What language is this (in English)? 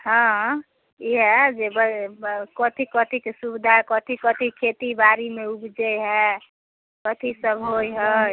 Maithili